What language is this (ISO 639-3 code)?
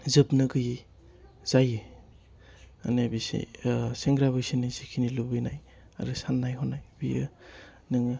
brx